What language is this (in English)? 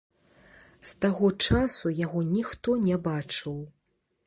Belarusian